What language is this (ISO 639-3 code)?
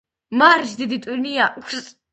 kat